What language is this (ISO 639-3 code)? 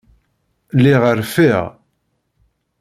kab